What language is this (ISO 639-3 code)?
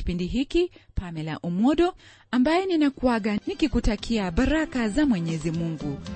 swa